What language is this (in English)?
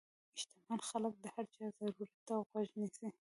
Pashto